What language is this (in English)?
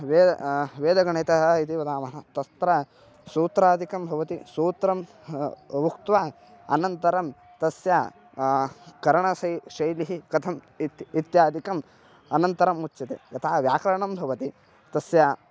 Sanskrit